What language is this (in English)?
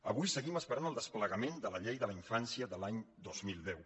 Catalan